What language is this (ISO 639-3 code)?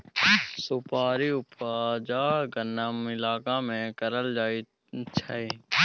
mai